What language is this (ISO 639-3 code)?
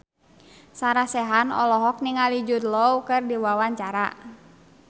sun